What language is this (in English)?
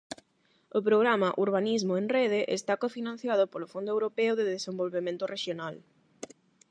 Galician